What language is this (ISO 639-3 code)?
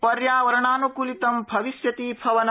san